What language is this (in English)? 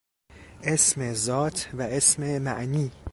Persian